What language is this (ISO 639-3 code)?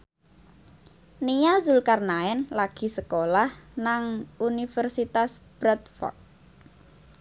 jav